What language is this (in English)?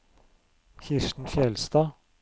Norwegian